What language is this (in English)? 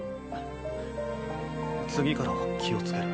Japanese